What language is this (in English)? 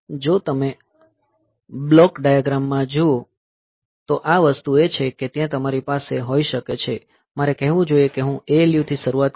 Gujarati